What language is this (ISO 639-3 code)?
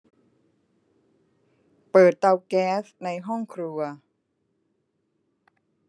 tha